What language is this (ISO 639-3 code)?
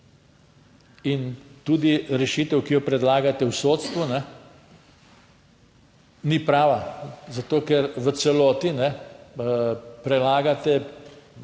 slv